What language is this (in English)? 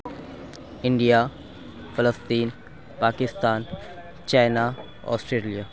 Urdu